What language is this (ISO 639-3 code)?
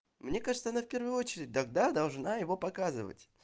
rus